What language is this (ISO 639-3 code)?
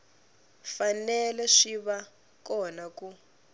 tso